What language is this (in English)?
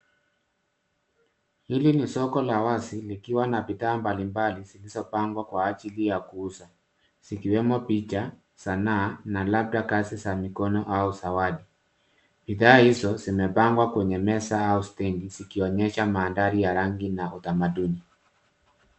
Swahili